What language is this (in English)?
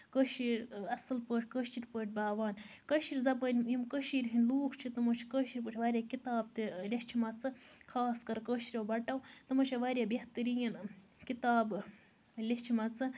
Kashmiri